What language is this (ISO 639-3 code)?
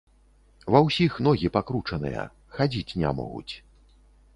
bel